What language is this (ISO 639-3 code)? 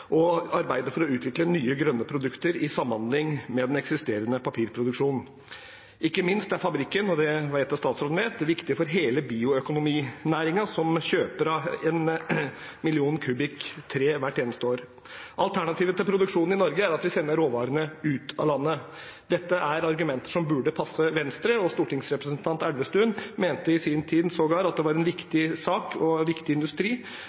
nob